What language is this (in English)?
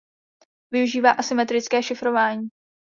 Czech